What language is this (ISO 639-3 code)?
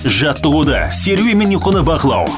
kaz